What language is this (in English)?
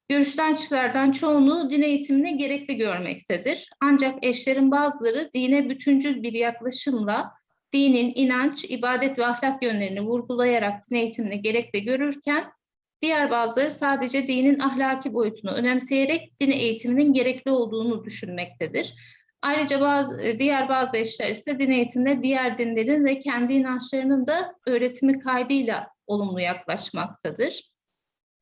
Turkish